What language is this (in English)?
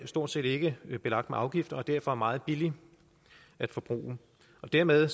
Danish